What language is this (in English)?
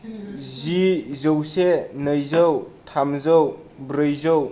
Bodo